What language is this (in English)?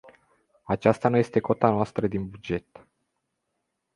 Romanian